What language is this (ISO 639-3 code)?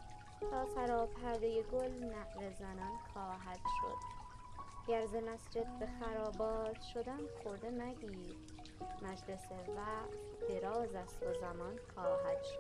fas